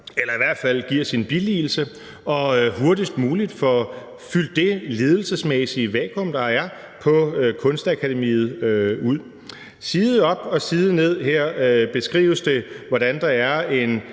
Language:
Danish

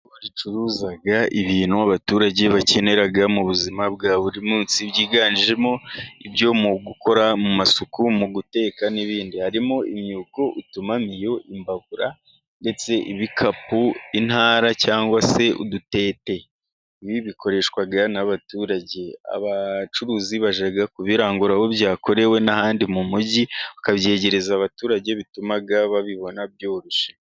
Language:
Kinyarwanda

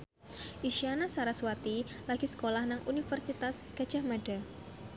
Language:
Javanese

